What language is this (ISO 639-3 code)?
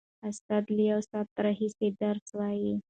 pus